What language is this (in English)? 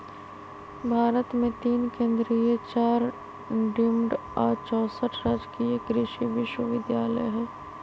Magahi